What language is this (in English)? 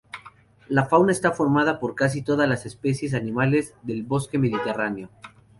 Spanish